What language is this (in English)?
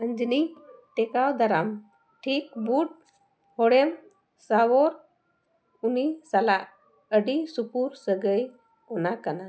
Santali